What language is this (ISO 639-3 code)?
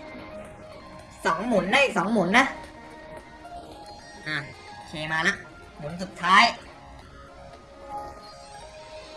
tha